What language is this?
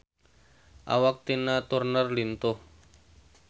Sundanese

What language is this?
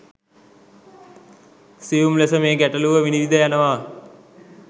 Sinhala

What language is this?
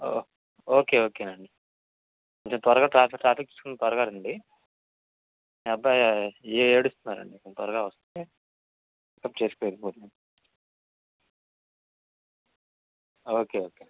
Telugu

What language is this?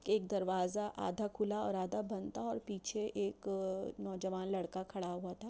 Urdu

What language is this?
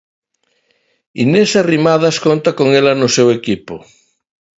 Galician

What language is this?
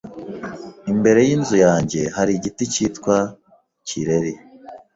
Kinyarwanda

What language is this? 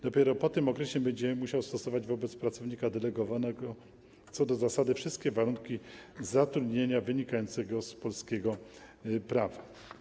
Polish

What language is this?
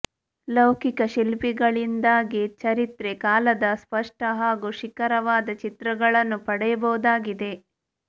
Kannada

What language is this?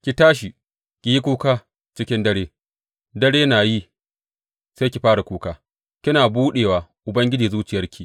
Hausa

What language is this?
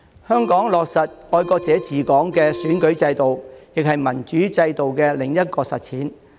Cantonese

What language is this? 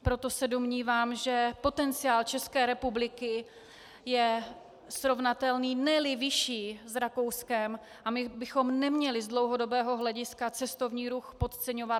Czech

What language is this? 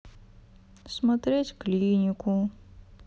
Russian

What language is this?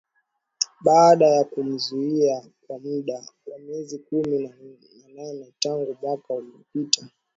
Swahili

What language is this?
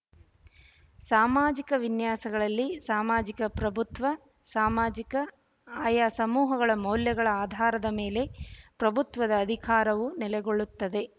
Kannada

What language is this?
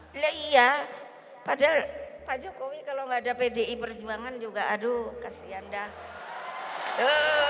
Indonesian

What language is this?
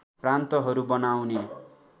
Nepali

